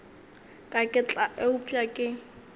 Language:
Northern Sotho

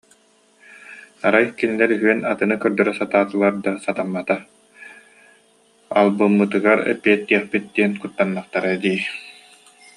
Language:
Yakut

